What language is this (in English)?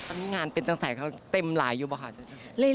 Thai